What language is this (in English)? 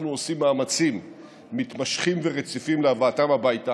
Hebrew